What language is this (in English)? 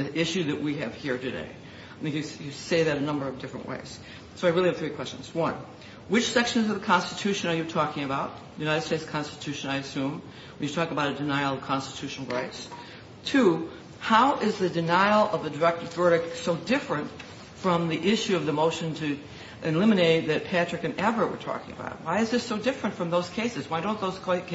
English